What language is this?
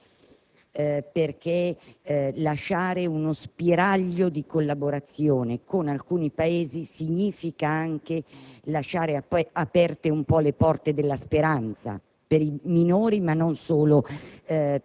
Italian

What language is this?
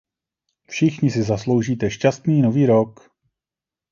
Czech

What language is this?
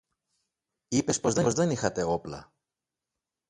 Greek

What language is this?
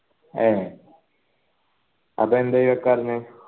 Malayalam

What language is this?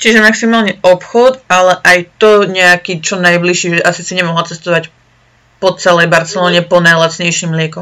Slovak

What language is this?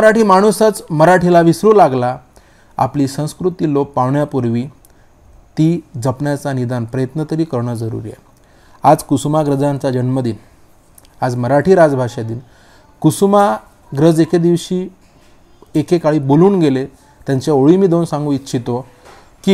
Hindi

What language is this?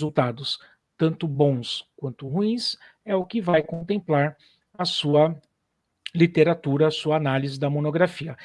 Portuguese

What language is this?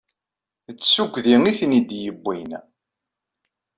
Kabyle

